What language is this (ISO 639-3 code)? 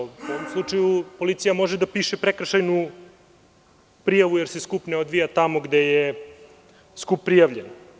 srp